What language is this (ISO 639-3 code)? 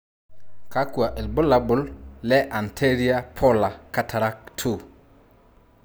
mas